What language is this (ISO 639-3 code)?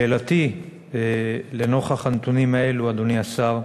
heb